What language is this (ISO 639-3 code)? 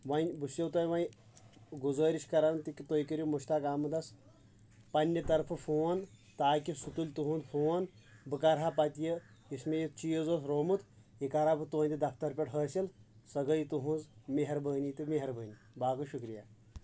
kas